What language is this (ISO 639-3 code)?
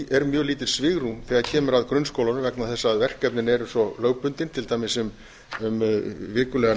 isl